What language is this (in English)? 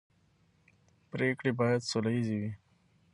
Pashto